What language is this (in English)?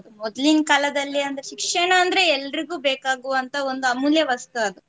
Kannada